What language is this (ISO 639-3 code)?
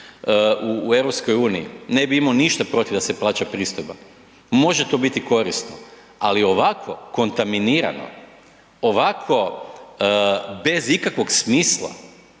hrv